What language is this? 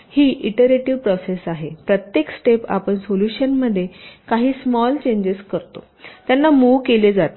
Marathi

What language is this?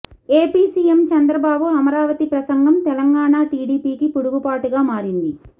Telugu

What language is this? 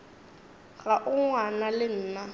Northern Sotho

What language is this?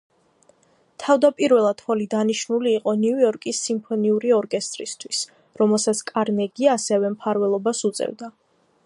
Georgian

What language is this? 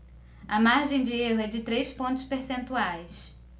Portuguese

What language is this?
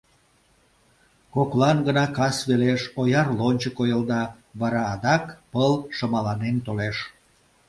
Mari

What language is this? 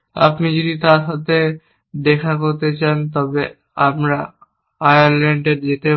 Bangla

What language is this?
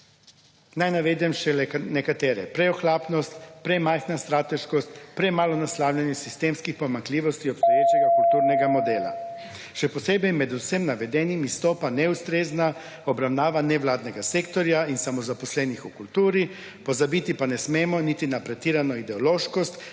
Slovenian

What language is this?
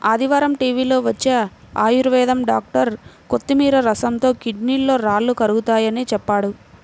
Telugu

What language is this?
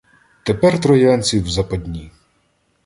Ukrainian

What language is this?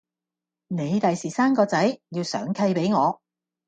Cantonese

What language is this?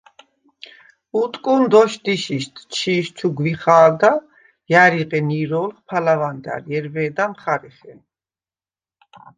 Svan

